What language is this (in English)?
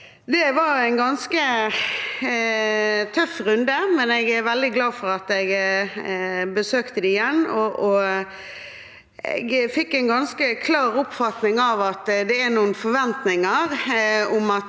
Norwegian